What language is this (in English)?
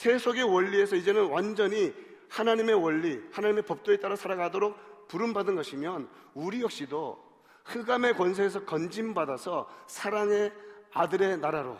Korean